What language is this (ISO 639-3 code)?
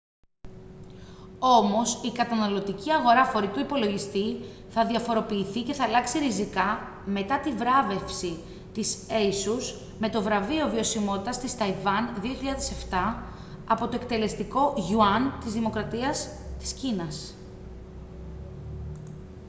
ell